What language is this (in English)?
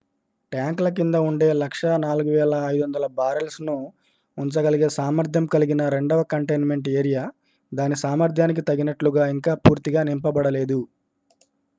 Telugu